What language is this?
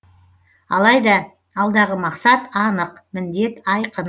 Kazakh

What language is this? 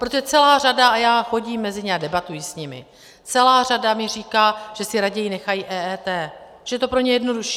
Czech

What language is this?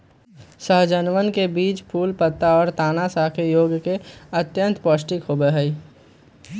Magahi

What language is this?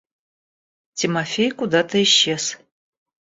Russian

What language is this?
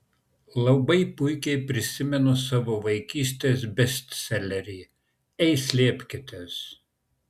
Lithuanian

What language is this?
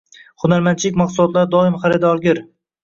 Uzbek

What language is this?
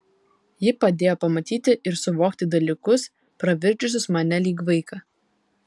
Lithuanian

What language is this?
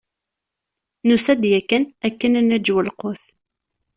Kabyle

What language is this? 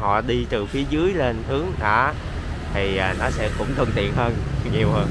Vietnamese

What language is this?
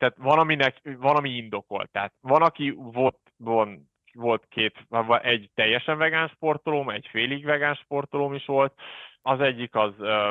Hungarian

